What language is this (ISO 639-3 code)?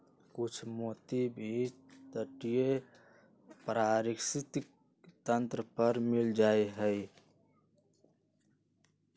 mag